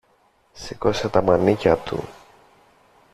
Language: Greek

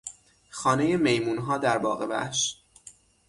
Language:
Persian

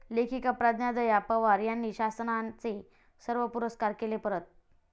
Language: Marathi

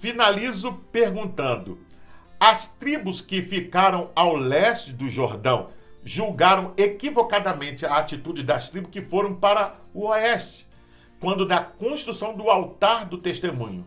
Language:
Portuguese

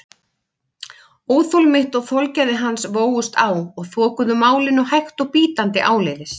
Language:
Icelandic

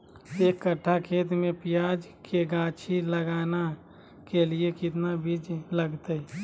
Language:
Magahi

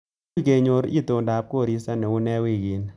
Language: Kalenjin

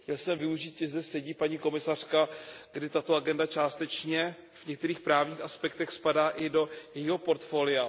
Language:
Czech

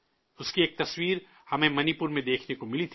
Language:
Urdu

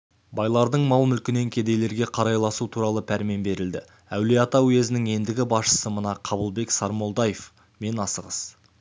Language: Kazakh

